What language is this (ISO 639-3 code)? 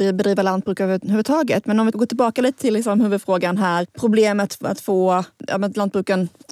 swe